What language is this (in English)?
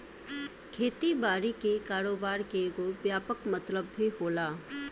Bhojpuri